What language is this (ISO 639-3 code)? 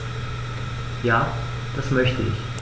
deu